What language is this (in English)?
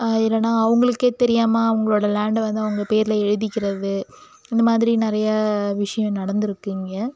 Tamil